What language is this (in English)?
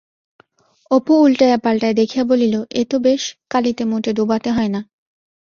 Bangla